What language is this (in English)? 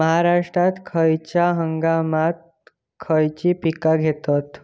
Marathi